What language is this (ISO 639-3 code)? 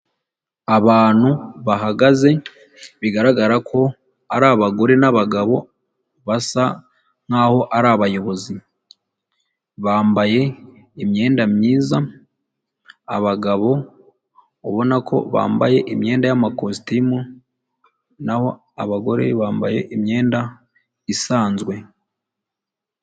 kin